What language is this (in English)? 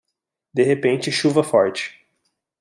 Portuguese